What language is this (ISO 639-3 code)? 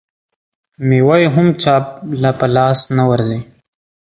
pus